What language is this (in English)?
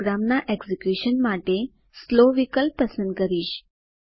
Gujarati